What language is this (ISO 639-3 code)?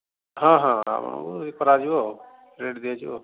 ori